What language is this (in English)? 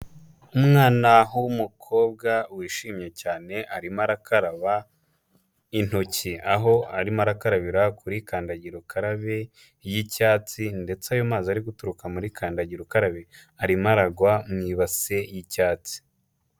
Kinyarwanda